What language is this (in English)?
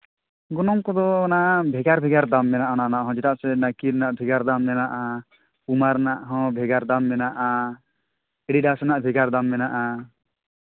Santali